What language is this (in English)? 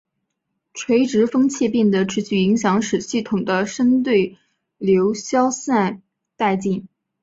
Chinese